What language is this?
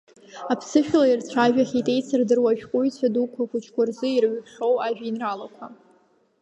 Abkhazian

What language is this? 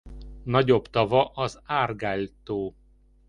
Hungarian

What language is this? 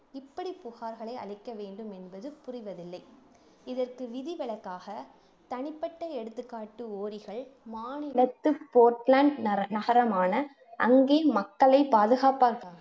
Tamil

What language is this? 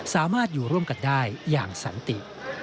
Thai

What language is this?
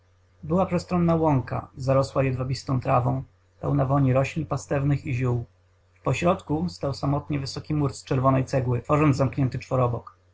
Polish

